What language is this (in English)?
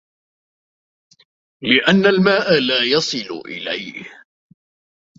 Arabic